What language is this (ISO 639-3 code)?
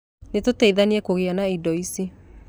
kik